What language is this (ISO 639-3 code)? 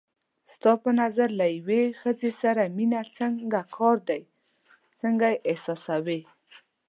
pus